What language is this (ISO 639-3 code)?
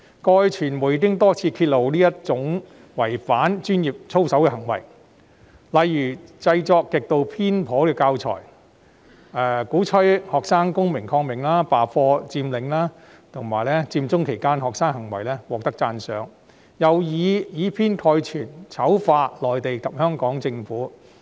yue